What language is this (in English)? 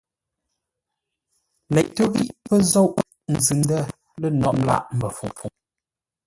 Ngombale